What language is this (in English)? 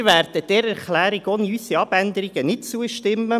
Swiss German